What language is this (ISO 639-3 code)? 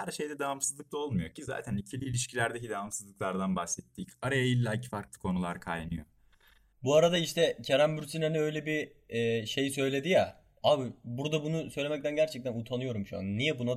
tur